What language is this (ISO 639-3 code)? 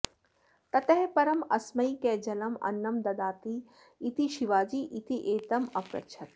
san